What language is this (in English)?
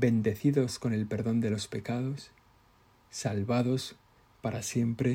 Spanish